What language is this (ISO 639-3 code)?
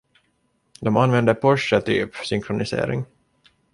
swe